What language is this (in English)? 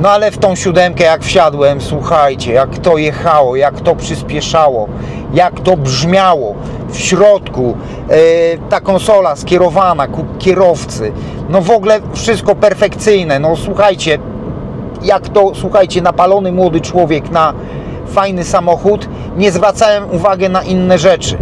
Polish